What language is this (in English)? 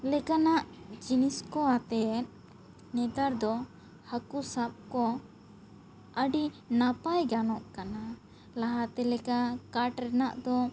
Santali